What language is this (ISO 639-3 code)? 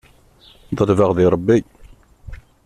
kab